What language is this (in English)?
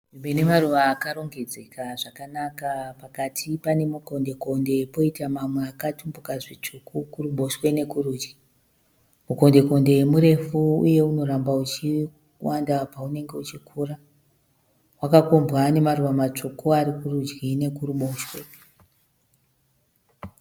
Shona